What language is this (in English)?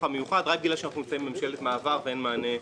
Hebrew